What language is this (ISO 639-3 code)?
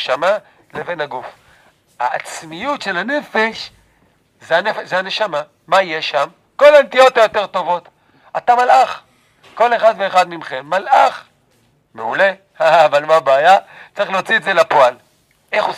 heb